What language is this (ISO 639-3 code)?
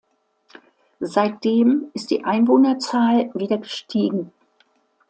deu